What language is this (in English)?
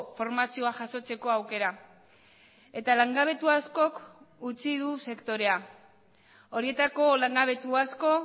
Basque